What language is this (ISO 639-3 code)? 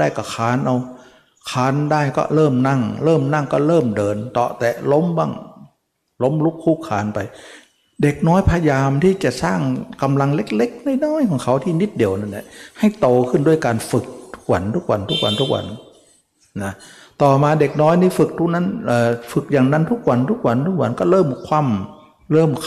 tha